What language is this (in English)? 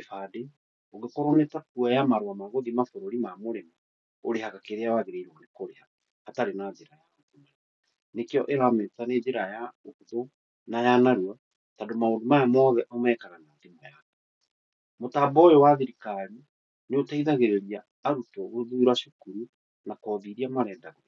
Kikuyu